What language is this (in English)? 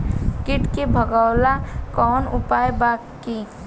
Bhojpuri